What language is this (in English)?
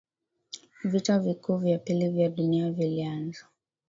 Swahili